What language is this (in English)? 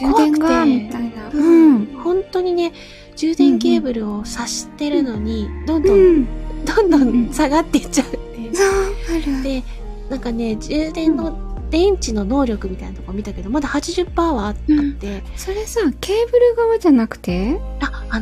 Japanese